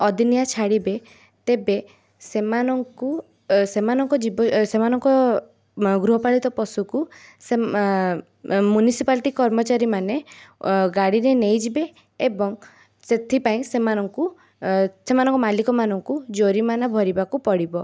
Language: Odia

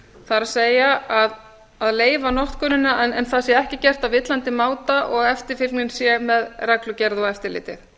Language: Icelandic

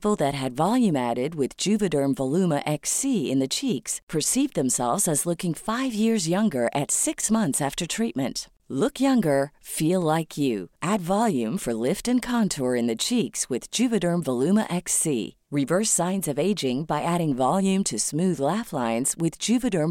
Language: Filipino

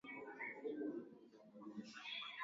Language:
Swahili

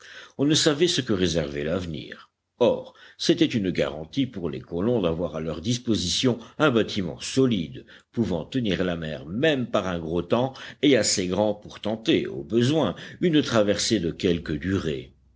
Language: French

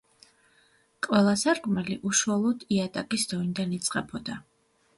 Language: Georgian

